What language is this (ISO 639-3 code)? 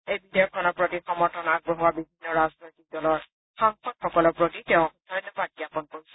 asm